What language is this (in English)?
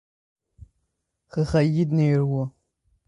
Tigrinya